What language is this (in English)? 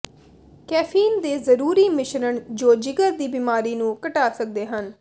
Punjabi